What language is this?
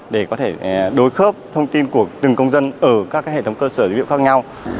Vietnamese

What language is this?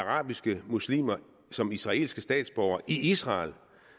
Danish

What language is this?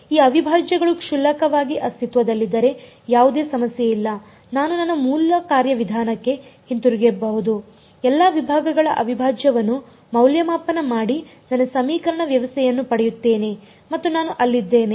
Kannada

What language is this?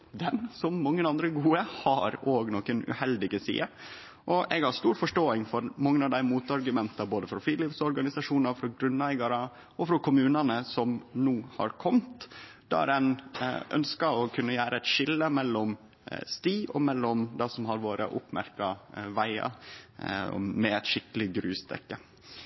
Norwegian Nynorsk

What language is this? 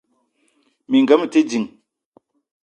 Eton (Cameroon)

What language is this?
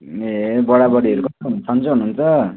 Nepali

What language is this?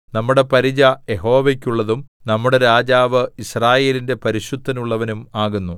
Malayalam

